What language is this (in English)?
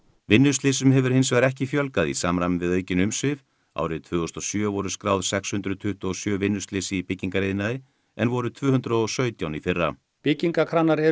Icelandic